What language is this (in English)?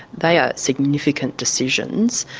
English